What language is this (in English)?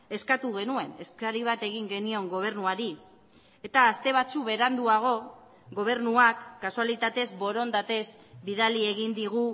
Basque